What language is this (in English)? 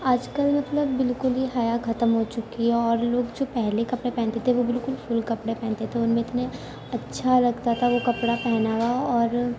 Urdu